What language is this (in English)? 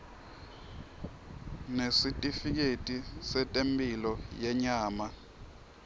Swati